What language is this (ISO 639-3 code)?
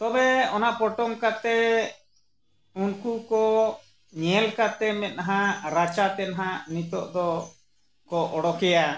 sat